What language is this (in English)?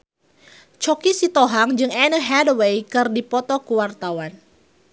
Sundanese